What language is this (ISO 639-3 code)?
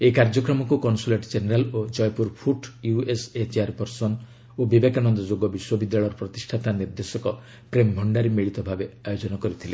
ori